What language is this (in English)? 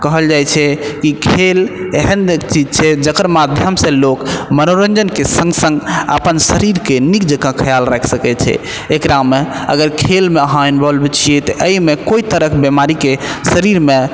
Maithili